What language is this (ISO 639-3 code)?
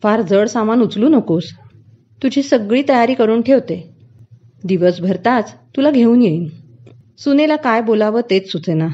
mar